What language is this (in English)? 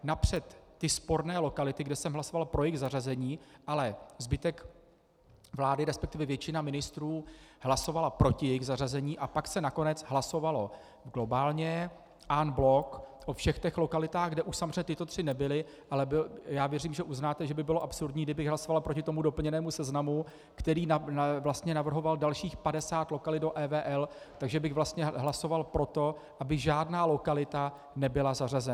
Czech